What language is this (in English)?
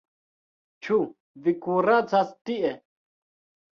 Esperanto